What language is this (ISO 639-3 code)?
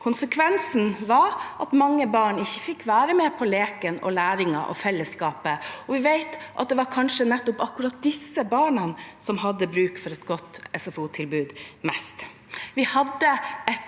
nor